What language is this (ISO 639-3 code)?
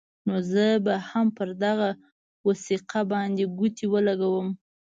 pus